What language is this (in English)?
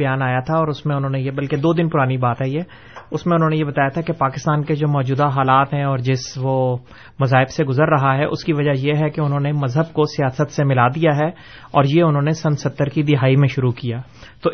Urdu